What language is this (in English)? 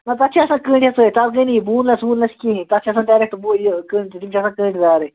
Kashmiri